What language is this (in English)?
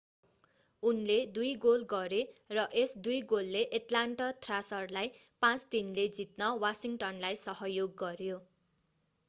Nepali